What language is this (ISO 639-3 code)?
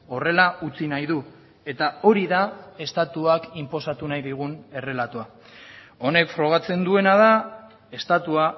eus